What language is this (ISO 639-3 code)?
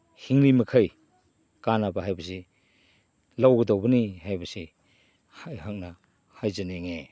mni